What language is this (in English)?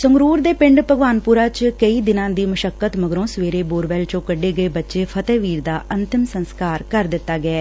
Punjabi